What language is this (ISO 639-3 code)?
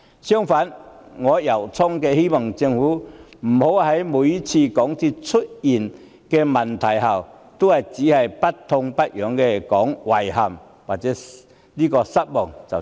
yue